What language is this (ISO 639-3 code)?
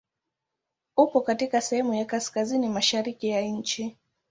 swa